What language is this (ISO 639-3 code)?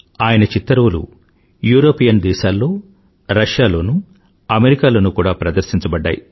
tel